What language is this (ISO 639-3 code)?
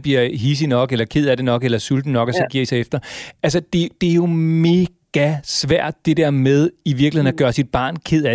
dan